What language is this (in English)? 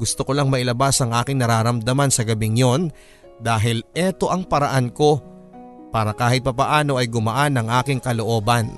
Filipino